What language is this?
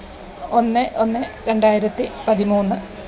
Malayalam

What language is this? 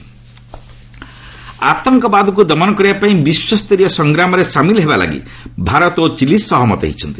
Odia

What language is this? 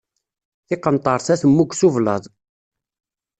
Kabyle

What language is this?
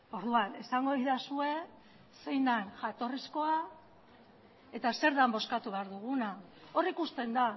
Basque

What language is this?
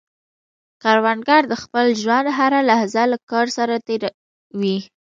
Pashto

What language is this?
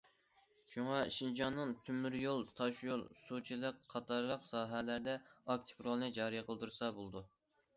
Uyghur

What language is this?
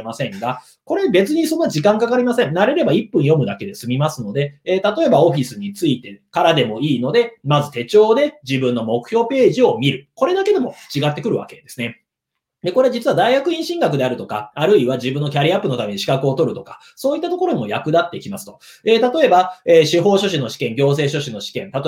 Japanese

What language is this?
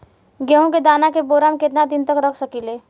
Bhojpuri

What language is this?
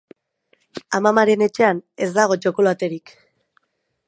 Basque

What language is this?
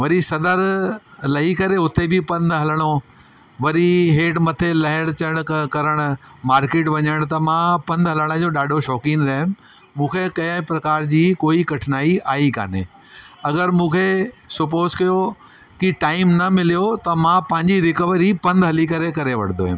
Sindhi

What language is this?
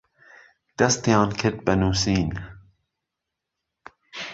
Central Kurdish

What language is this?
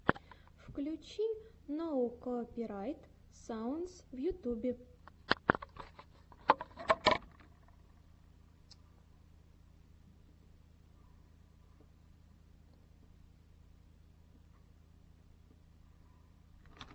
Russian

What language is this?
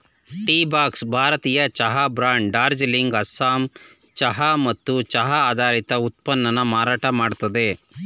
Kannada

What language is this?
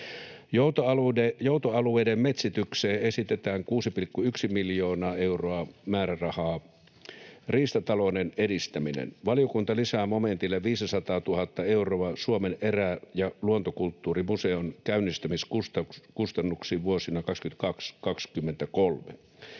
Finnish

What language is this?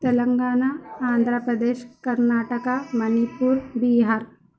Urdu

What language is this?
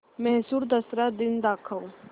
Marathi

